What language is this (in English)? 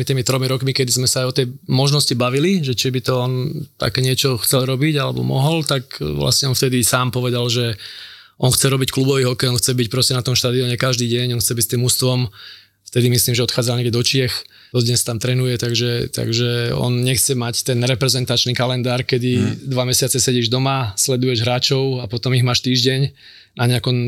Slovak